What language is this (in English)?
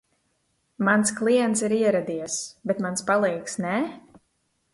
Latvian